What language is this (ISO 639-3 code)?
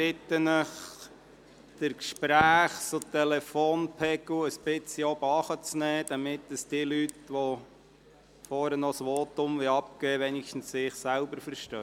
gsw